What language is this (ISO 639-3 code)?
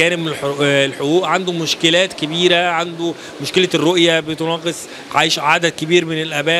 ara